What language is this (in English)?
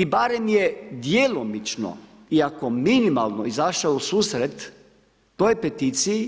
Croatian